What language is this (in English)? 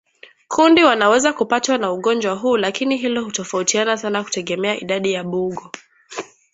Swahili